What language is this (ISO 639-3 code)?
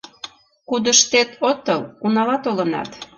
chm